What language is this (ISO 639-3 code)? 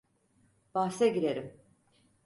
tur